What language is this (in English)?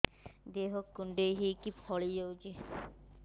Odia